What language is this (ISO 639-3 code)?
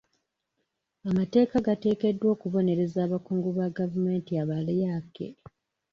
lug